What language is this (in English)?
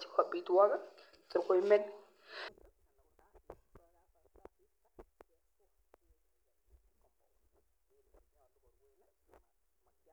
Kalenjin